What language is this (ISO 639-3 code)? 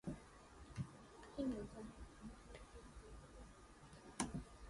eng